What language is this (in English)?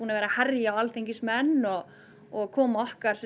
Icelandic